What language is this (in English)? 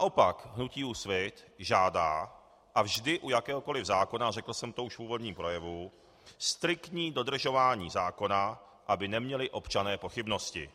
Czech